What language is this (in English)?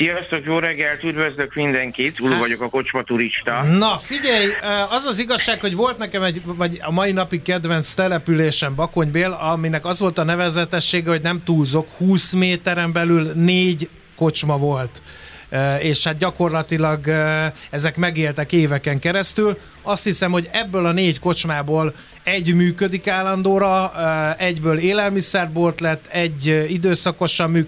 Hungarian